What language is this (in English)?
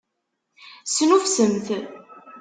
Kabyle